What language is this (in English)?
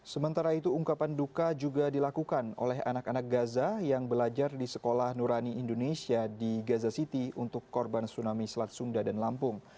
Indonesian